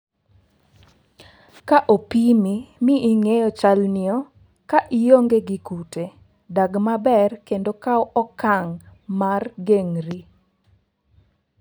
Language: Luo (Kenya and Tanzania)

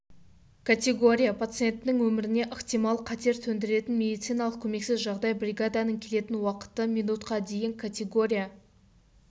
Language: Kazakh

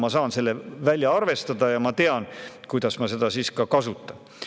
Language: Estonian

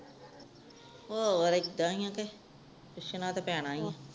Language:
Punjabi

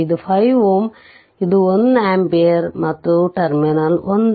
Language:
Kannada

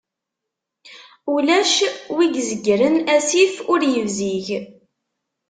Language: Kabyle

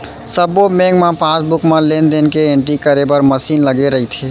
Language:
Chhattisgarhi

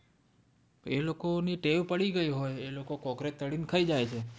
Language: Gujarati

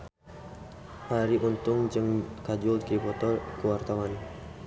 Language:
Sundanese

